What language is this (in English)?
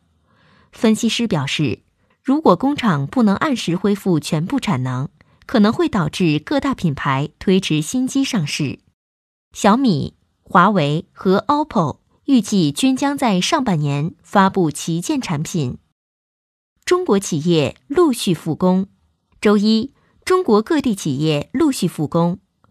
Chinese